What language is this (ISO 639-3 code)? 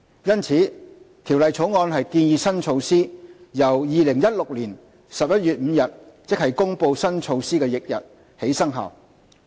yue